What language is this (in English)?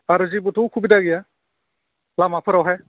Bodo